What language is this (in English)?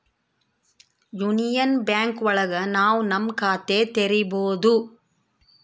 Kannada